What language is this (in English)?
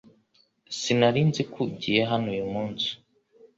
Kinyarwanda